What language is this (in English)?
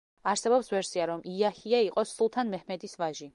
Georgian